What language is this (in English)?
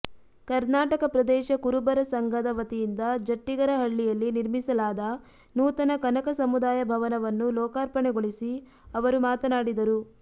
Kannada